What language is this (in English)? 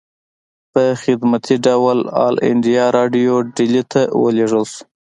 Pashto